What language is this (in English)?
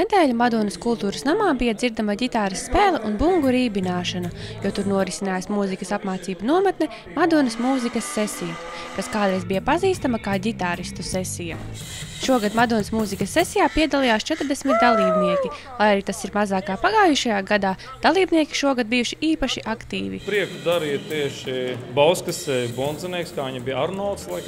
Latvian